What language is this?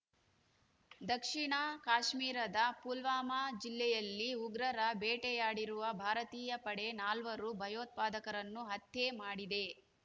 Kannada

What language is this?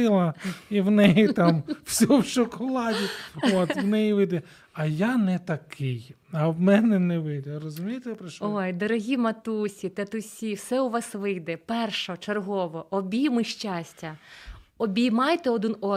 Ukrainian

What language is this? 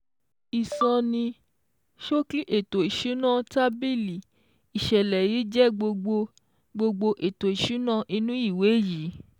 Yoruba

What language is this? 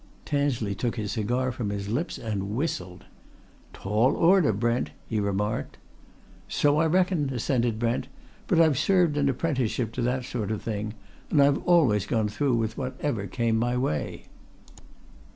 English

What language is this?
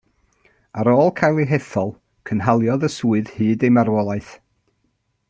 Welsh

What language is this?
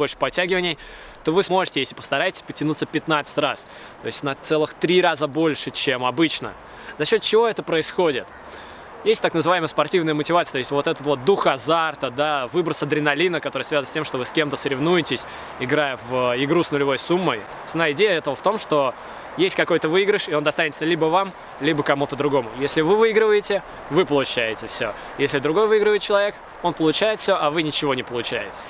Russian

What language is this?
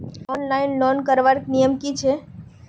Magahi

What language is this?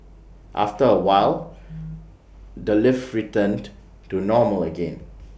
English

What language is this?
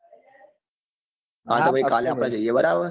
Gujarati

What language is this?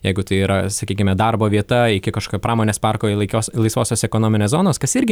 Lithuanian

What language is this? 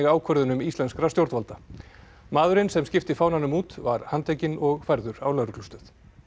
Icelandic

